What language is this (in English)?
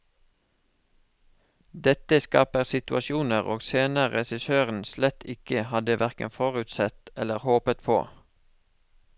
Norwegian